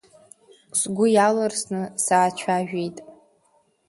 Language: Abkhazian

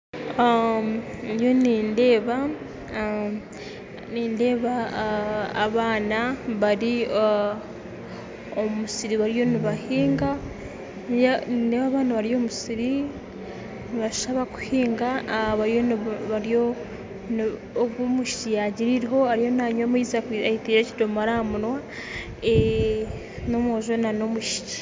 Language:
Nyankole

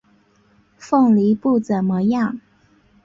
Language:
Chinese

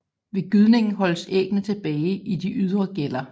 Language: Danish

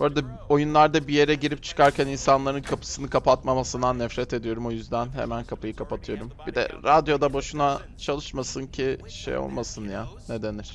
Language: Turkish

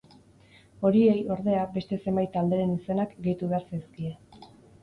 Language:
Basque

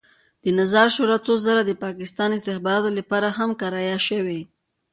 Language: Pashto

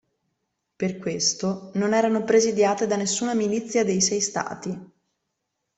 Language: Italian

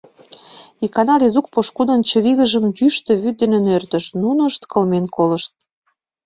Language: Mari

